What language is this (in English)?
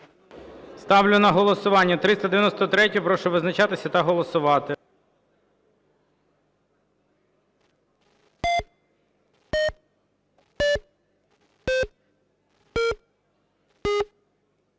Ukrainian